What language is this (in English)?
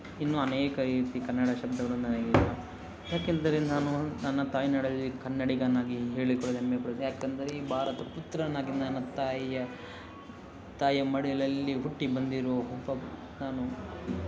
Kannada